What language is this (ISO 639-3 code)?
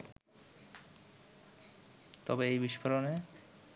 ben